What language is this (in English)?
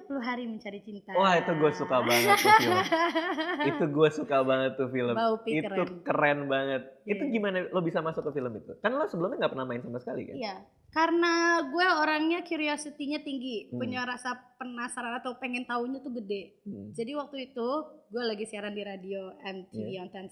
Indonesian